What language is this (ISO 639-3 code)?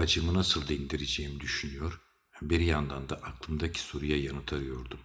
tur